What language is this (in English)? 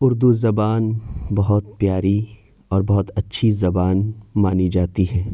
Urdu